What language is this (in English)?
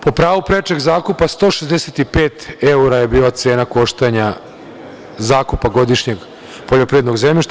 Serbian